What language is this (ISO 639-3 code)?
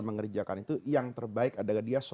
ind